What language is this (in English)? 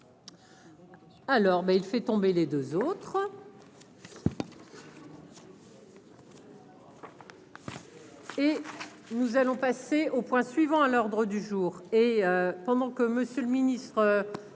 French